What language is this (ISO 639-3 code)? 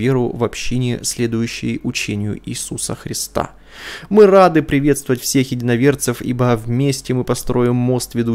rus